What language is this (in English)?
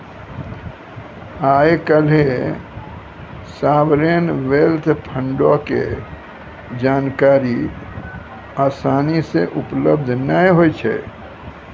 Maithili